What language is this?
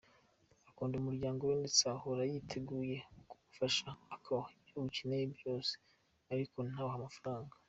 Kinyarwanda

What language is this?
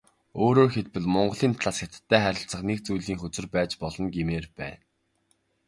Mongolian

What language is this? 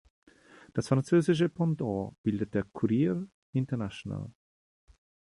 German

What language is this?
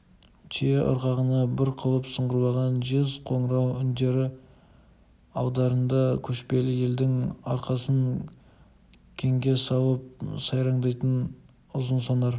Kazakh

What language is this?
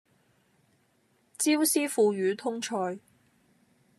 Cantonese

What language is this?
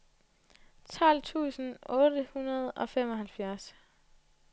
Danish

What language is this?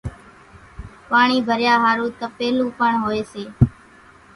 Kachi Koli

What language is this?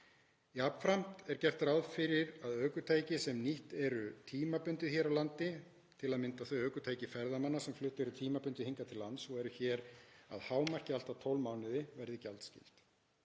Icelandic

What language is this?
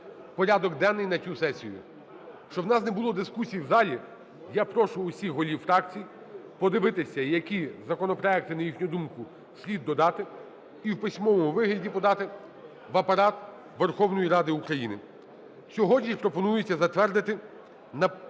Ukrainian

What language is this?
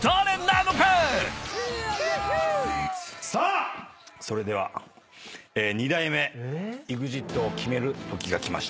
Japanese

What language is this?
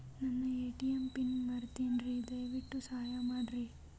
Kannada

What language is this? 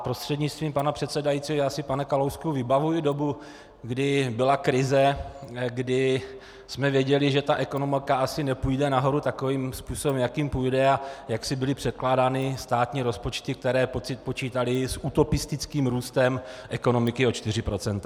Czech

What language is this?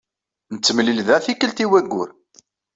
Kabyle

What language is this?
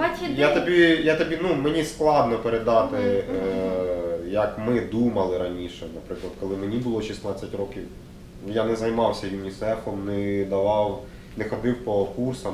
Ukrainian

